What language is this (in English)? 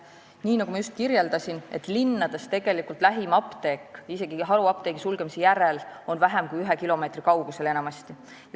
Estonian